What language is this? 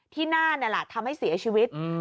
Thai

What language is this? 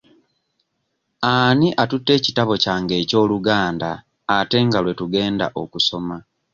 Ganda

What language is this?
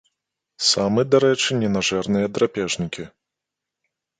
Belarusian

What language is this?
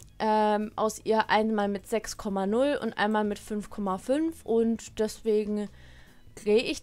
German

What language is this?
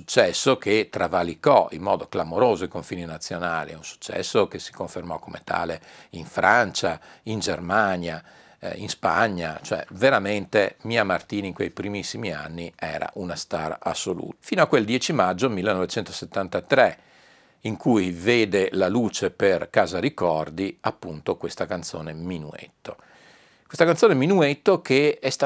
Italian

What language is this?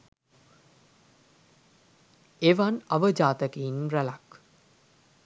Sinhala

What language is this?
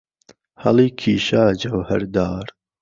Central Kurdish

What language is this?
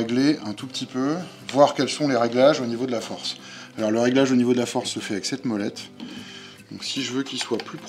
French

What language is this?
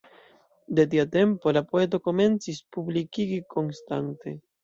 Esperanto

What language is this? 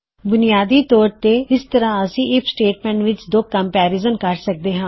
Punjabi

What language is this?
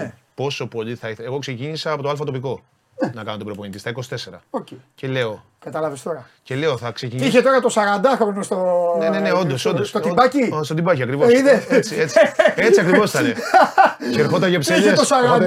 Greek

